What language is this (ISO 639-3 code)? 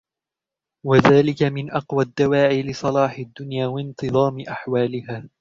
ara